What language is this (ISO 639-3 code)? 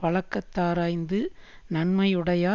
tam